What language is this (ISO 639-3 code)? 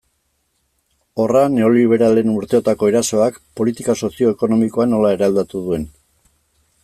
eus